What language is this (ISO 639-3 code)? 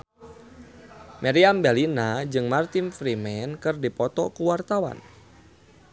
sun